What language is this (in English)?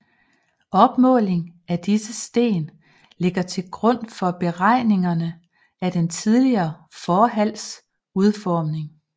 Danish